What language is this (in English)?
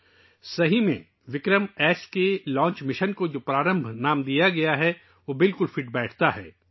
Urdu